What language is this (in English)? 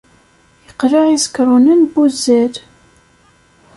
Kabyle